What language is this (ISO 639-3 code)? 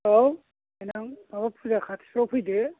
brx